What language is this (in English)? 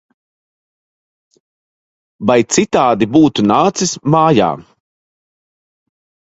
Latvian